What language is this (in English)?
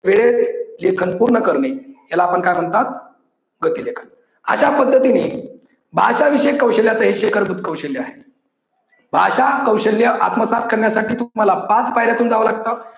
Marathi